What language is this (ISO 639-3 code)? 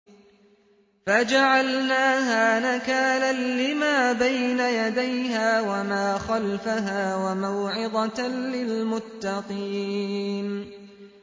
ara